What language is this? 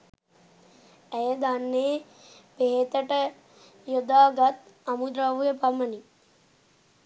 Sinhala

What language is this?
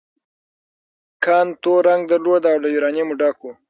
Pashto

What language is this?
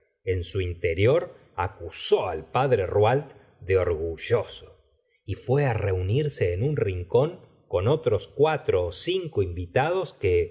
Spanish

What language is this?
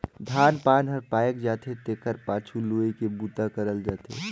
Chhattisgarhi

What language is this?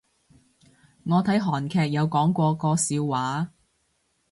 Cantonese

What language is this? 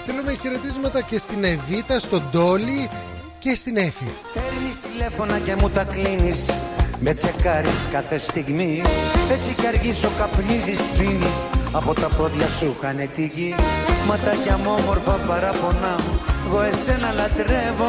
Greek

